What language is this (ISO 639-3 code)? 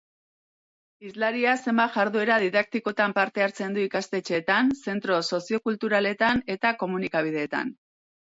eus